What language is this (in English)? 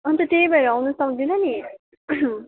Nepali